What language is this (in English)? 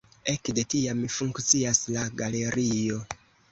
Esperanto